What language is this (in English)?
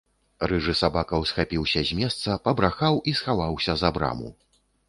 Belarusian